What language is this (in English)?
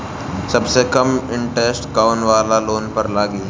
Bhojpuri